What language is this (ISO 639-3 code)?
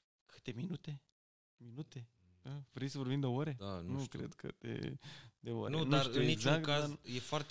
ron